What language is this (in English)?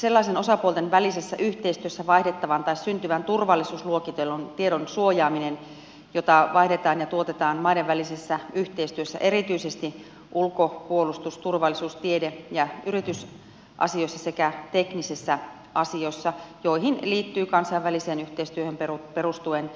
Finnish